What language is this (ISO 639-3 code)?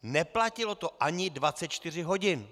ces